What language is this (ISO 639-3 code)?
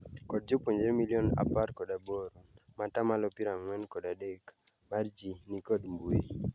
luo